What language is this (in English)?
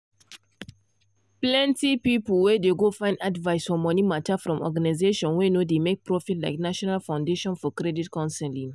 Nigerian Pidgin